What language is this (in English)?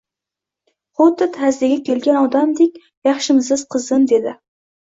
Uzbek